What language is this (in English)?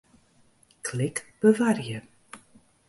Western Frisian